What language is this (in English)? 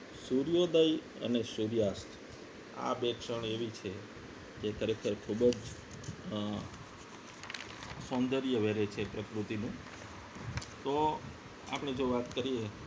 Gujarati